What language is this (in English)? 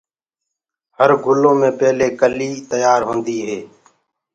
Gurgula